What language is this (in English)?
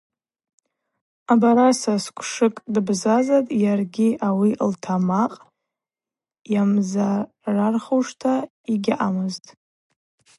Abaza